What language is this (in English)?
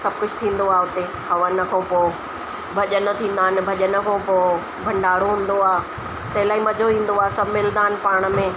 Sindhi